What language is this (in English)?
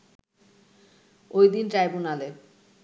Bangla